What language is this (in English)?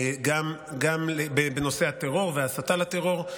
Hebrew